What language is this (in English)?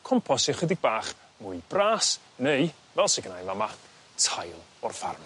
Welsh